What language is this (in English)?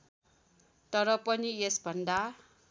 Nepali